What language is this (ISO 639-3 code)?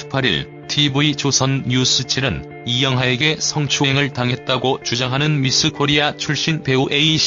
kor